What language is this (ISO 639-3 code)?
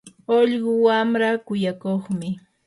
qur